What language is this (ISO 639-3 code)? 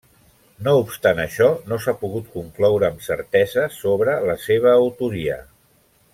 cat